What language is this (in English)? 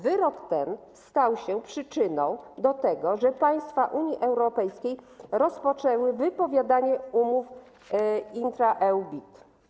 Polish